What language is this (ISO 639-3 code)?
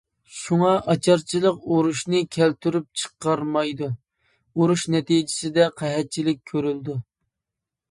uig